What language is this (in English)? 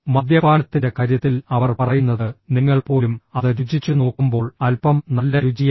Malayalam